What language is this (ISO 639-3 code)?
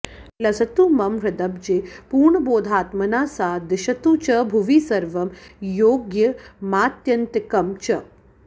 san